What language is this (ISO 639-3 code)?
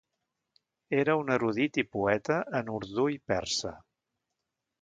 cat